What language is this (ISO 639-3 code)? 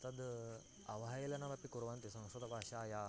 san